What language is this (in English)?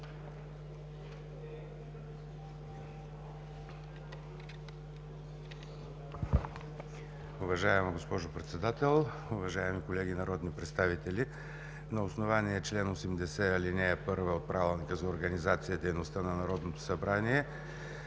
Bulgarian